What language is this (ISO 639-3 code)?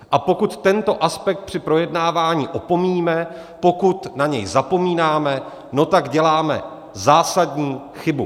ces